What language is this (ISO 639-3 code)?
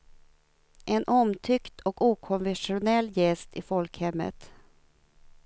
swe